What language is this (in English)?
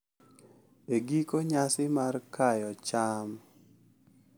Luo (Kenya and Tanzania)